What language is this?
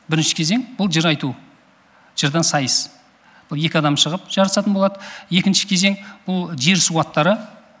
Kazakh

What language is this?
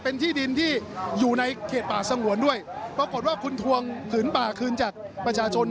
Thai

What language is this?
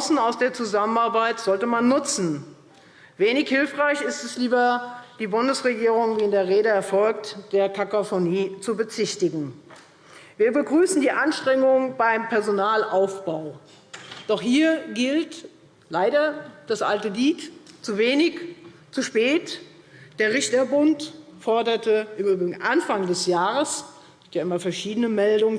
German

